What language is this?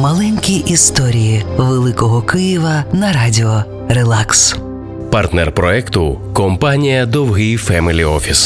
Ukrainian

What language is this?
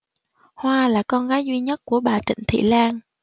Vietnamese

